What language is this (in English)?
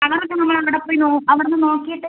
Malayalam